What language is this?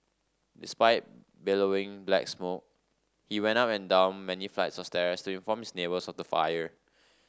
English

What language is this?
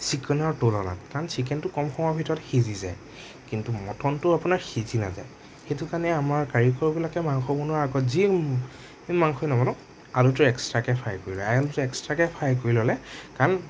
Assamese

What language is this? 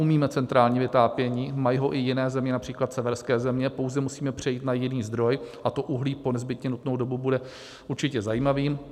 Czech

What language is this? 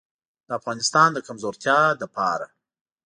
Pashto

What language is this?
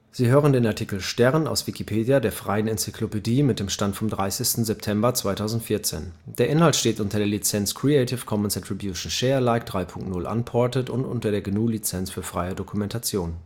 German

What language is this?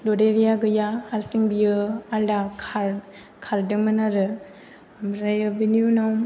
Bodo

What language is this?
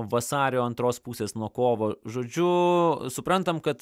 Lithuanian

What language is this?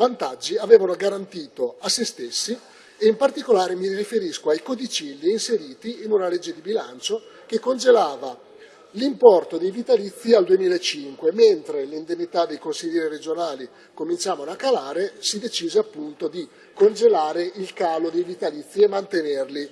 Italian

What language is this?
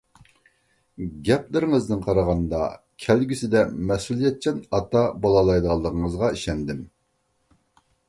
Uyghur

